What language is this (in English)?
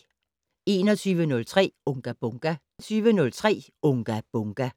Danish